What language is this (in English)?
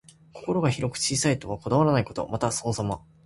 Japanese